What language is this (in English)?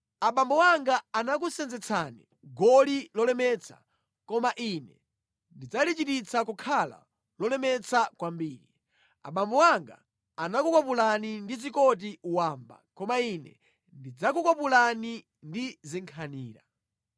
Nyanja